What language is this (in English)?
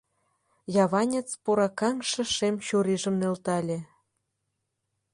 Mari